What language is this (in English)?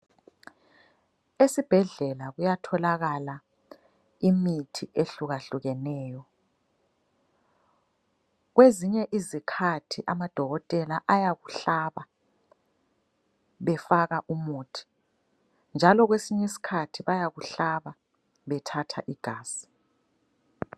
North Ndebele